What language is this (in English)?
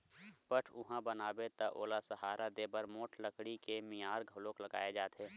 Chhattisgarhi